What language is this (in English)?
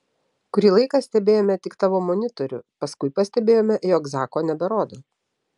Lithuanian